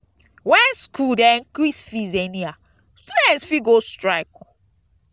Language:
Nigerian Pidgin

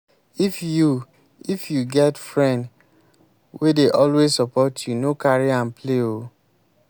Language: Nigerian Pidgin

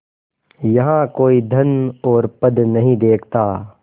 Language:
Hindi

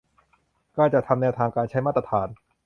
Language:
Thai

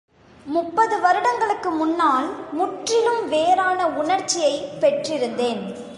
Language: Tamil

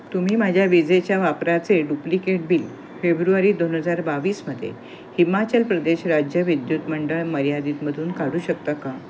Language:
Marathi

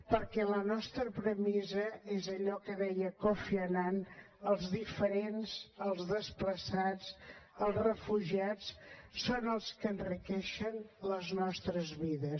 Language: Catalan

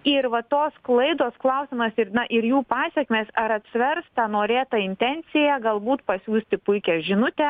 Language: Lithuanian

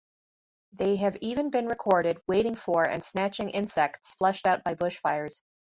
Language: English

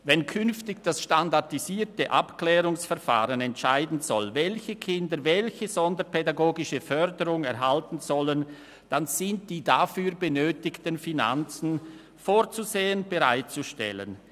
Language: Swiss German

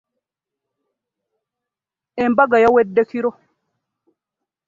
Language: Ganda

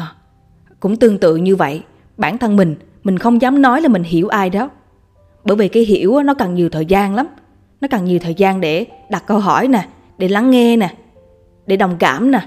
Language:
Vietnamese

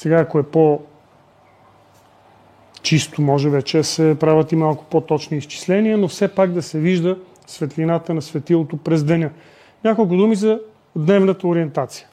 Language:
Bulgarian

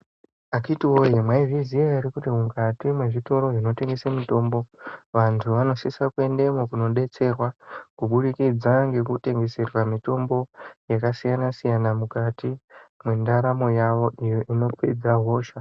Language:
Ndau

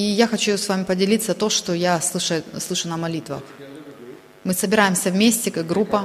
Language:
Russian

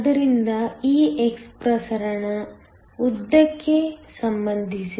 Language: Kannada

